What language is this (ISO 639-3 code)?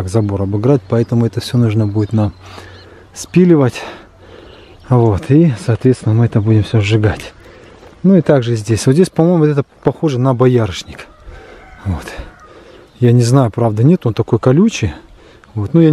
rus